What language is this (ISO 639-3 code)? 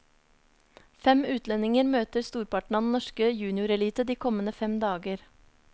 nor